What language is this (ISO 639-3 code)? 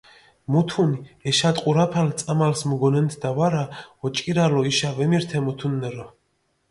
xmf